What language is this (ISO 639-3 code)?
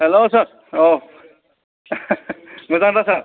brx